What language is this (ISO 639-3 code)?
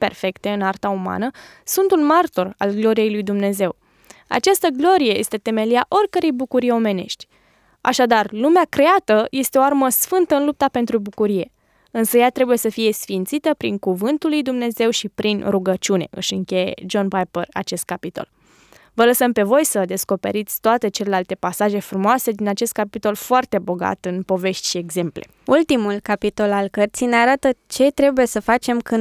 ron